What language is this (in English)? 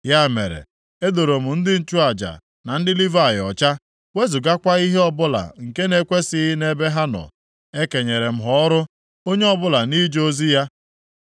Igbo